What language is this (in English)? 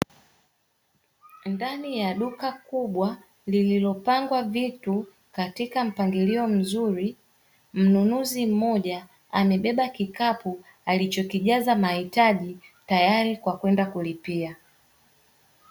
Swahili